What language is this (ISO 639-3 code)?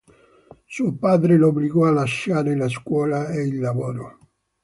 ita